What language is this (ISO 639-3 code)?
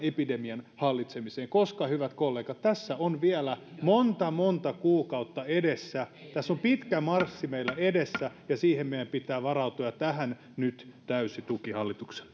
fin